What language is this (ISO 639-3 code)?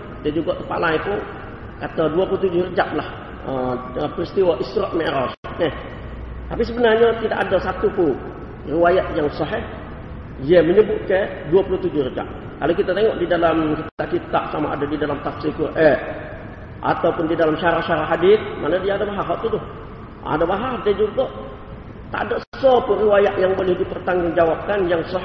msa